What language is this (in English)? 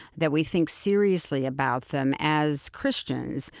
English